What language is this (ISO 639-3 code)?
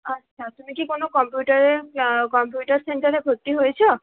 ben